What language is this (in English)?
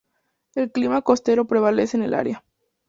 Spanish